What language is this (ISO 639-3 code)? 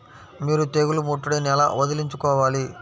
tel